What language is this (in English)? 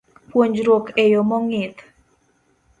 Luo (Kenya and Tanzania)